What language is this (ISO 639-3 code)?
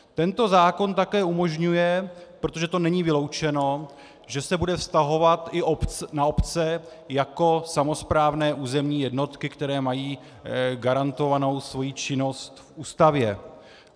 ces